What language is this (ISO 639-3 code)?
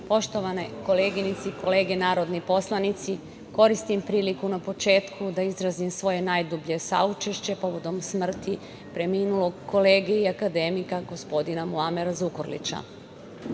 srp